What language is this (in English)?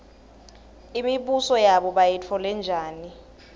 Swati